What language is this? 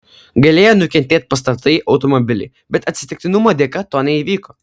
Lithuanian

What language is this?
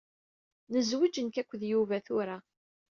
Kabyle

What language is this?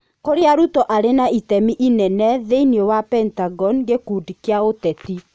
Kikuyu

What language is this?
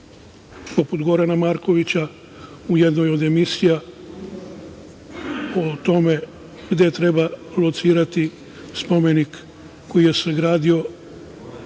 Serbian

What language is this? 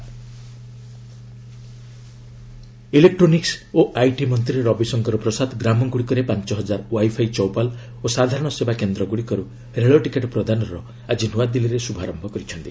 Odia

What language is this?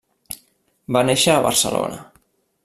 Catalan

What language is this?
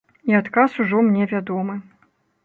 Belarusian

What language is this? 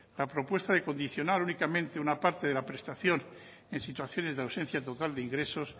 Spanish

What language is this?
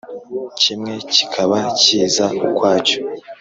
Kinyarwanda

